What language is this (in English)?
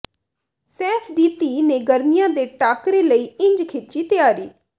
Punjabi